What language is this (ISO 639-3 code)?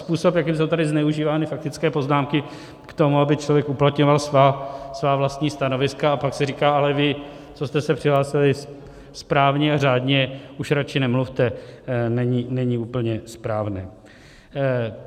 ces